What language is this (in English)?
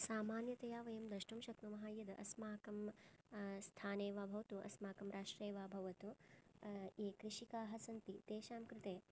Sanskrit